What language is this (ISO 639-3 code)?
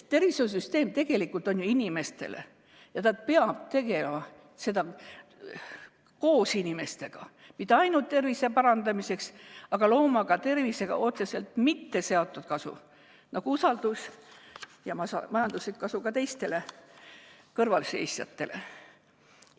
est